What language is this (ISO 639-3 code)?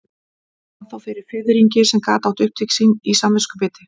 isl